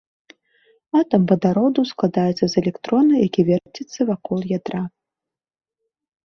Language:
Belarusian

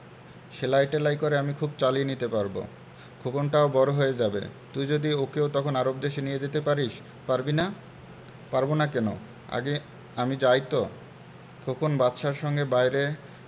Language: Bangla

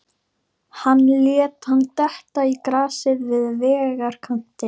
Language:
Icelandic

